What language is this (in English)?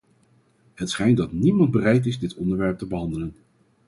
Dutch